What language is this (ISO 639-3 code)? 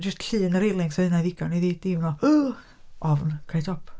cym